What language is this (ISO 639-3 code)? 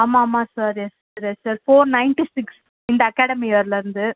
tam